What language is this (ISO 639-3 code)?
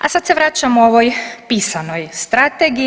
hrv